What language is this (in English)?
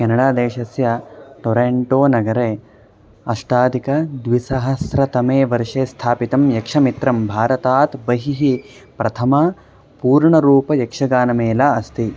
Sanskrit